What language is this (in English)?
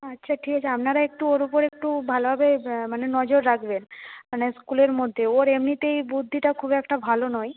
Bangla